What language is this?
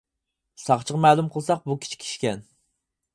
Uyghur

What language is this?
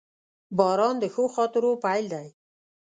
Pashto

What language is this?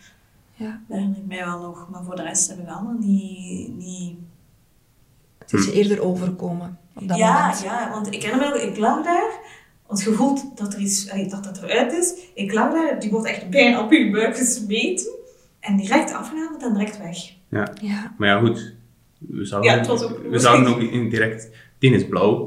Dutch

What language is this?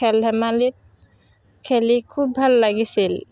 Assamese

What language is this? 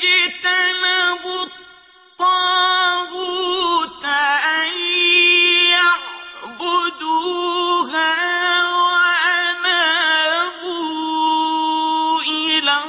Arabic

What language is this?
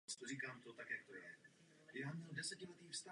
Czech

